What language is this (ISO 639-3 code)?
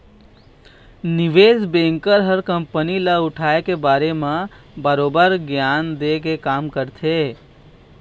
hne